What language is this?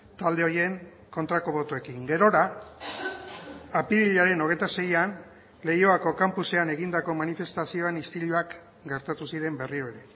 Basque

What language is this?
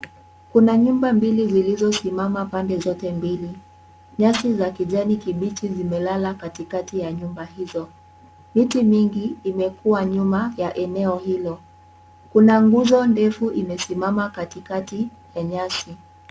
Swahili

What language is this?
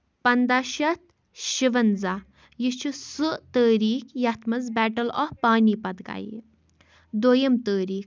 Kashmiri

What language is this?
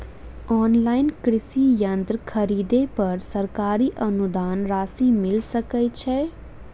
Maithili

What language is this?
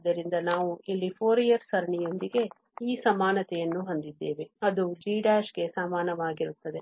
Kannada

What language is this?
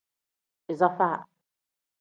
Tem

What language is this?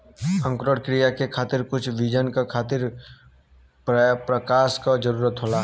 Bhojpuri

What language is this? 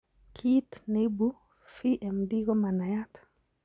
Kalenjin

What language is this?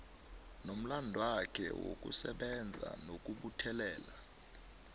South Ndebele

